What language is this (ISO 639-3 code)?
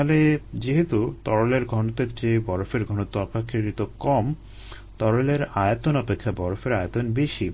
ben